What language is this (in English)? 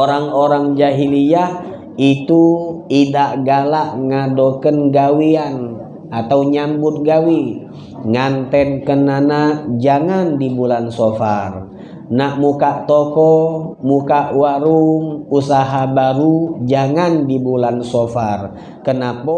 Indonesian